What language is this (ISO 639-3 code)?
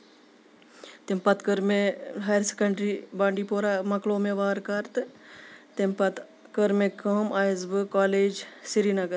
kas